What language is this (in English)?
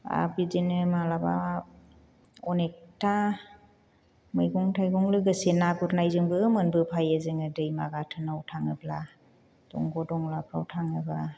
Bodo